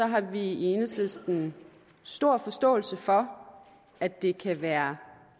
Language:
Danish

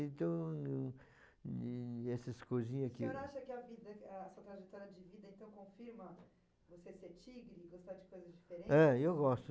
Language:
Portuguese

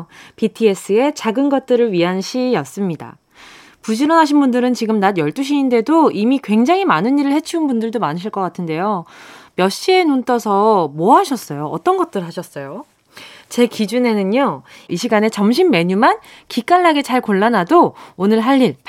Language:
Korean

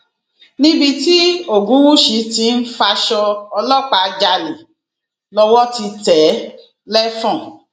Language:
Yoruba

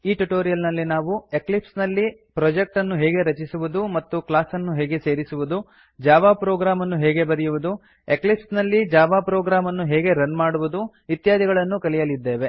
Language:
Kannada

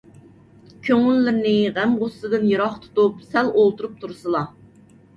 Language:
Uyghur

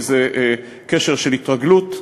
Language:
Hebrew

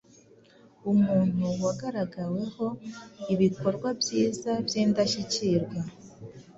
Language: Kinyarwanda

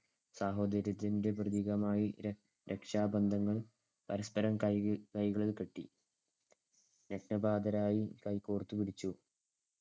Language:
Malayalam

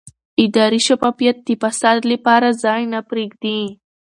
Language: Pashto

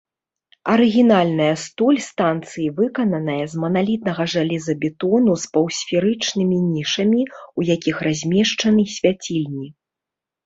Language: Belarusian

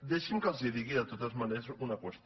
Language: Catalan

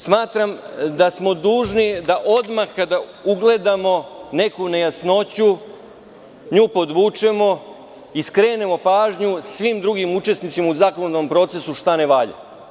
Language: Serbian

